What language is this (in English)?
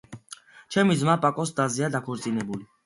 Georgian